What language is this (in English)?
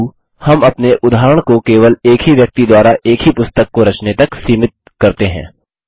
Hindi